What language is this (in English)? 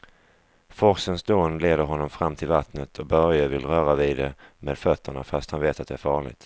Swedish